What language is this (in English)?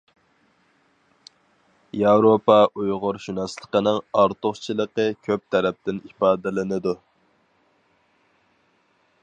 Uyghur